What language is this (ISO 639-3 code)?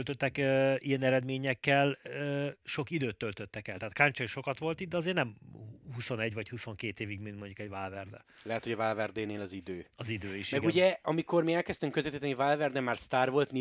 hun